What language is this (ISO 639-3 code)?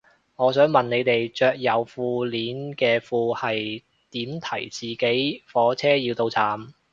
yue